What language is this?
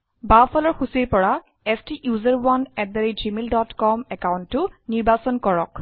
Assamese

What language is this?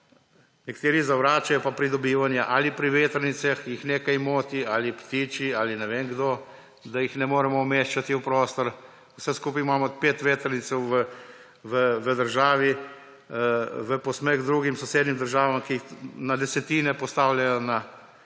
Slovenian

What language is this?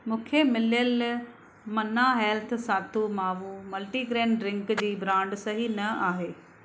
Sindhi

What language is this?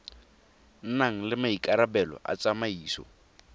Tswana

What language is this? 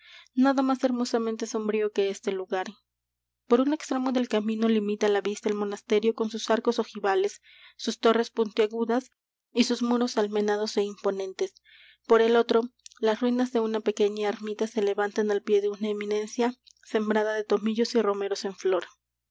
Spanish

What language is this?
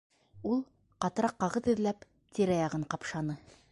Bashkir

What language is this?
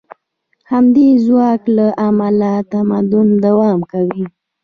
Pashto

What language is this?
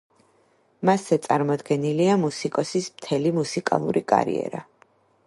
Georgian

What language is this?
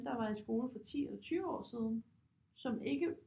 Danish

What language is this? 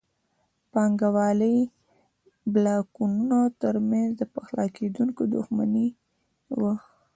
Pashto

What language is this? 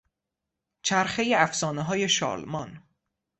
Persian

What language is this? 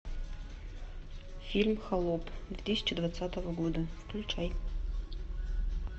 Russian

